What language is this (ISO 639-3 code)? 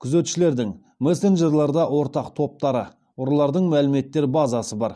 kaz